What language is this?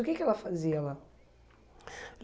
Portuguese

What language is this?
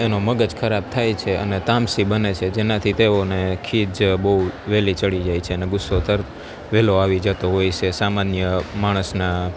Gujarati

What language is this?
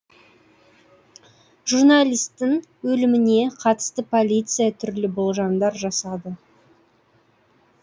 Kazakh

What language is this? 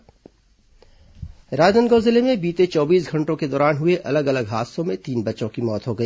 Hindi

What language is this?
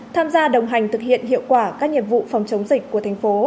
Vietnamese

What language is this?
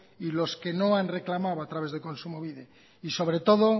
Spanish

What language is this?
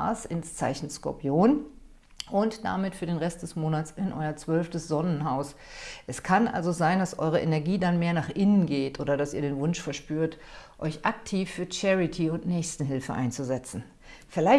German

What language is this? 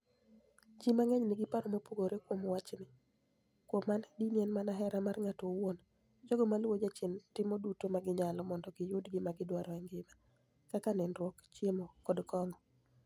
Luo (Kenya and Tanzania)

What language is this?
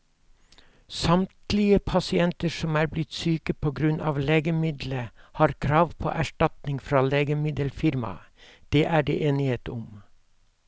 Norwegian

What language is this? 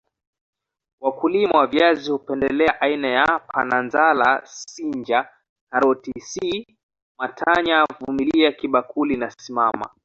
Swahili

